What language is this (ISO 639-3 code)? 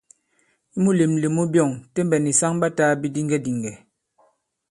abb